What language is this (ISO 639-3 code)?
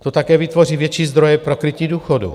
ces